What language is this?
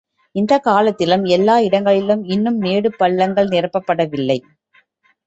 Tamil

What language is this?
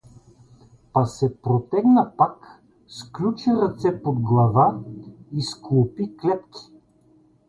Bulgarian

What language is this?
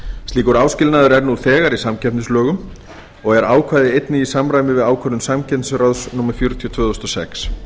Icelandic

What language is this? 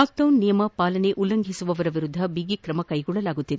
Kannada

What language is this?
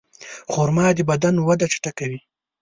Pashto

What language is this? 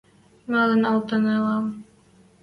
Western Mari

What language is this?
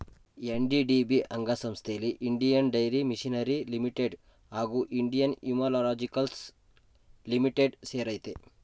Kannada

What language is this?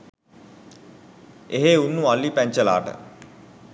Sinhala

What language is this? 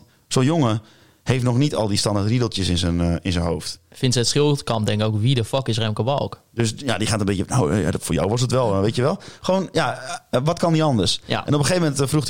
Dutch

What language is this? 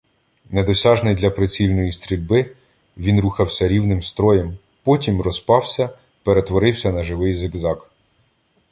Ukrainian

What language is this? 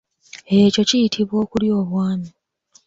Ganda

